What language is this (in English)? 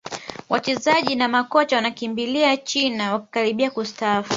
Swahili